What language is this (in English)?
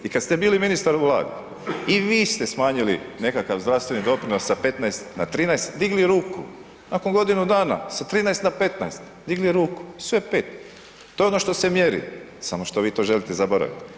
Croatian